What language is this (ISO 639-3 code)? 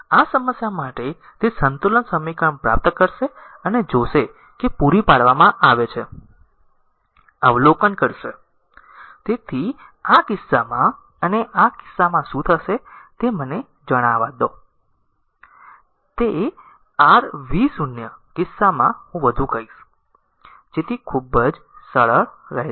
guj